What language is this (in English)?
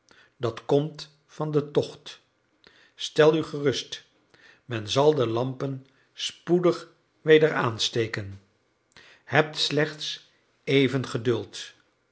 Dutch